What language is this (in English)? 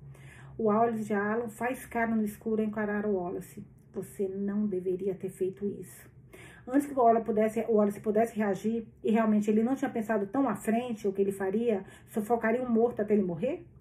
Portuguese